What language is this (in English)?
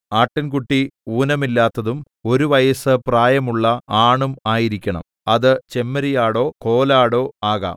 Malayalam